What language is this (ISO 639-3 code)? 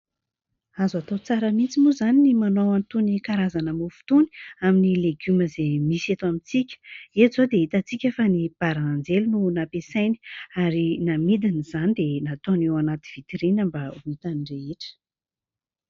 mlg